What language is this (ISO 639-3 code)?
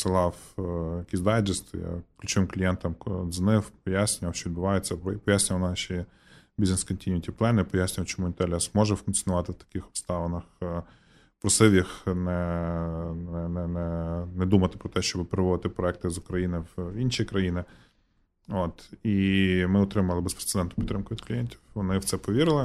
ukr